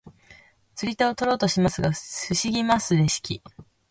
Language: Japanese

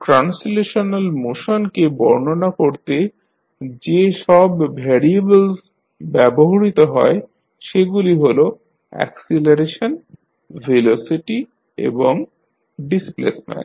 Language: Bangla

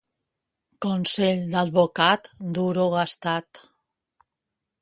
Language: Catalan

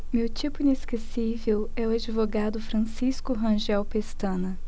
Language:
Portuguese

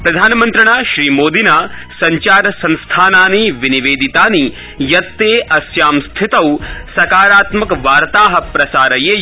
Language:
Sanskrit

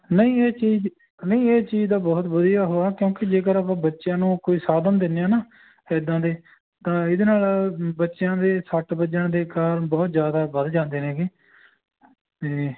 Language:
Punjabi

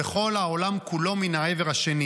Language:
Hebrew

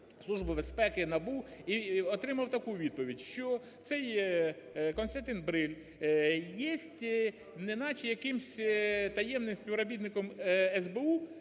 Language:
Ukrainian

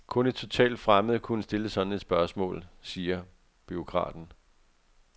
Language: Danish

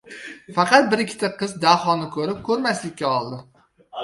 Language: Uzbek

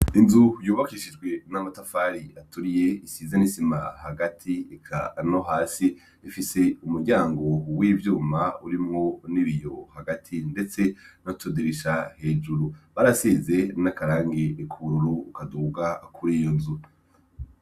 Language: Rundi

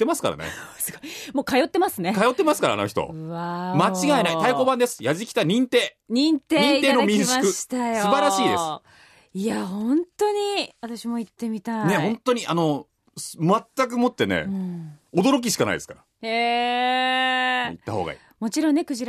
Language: Japanese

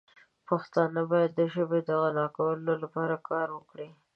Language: Pashto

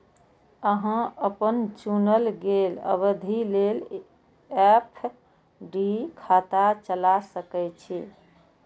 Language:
Maithili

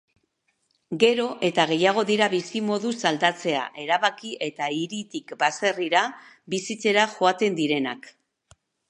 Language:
Basque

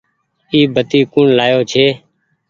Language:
Goaria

